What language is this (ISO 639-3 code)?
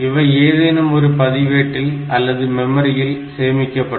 tam